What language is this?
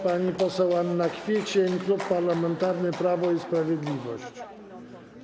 Polish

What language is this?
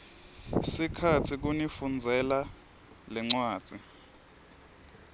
Swati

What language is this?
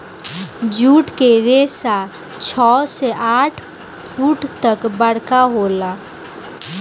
Bhojpuri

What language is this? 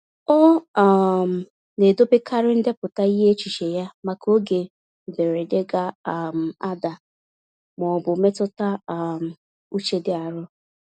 Igbo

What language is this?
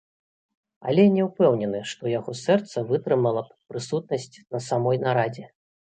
Belarusian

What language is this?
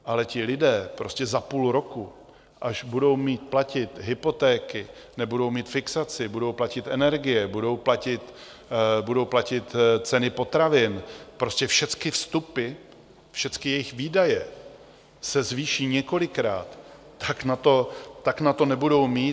Czech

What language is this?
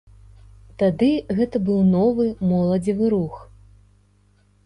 Belarusian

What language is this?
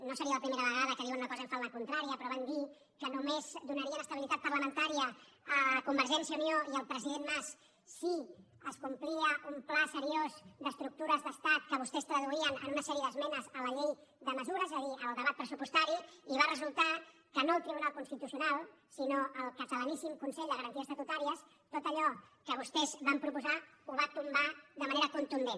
Catalan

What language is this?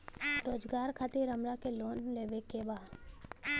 Bhojpuri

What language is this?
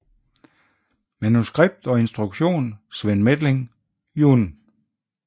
Danish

